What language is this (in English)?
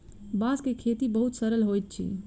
Maithili